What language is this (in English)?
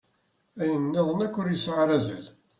Kabyle